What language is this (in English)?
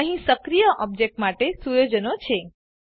Gujarati